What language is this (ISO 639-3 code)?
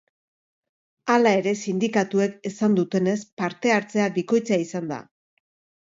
eus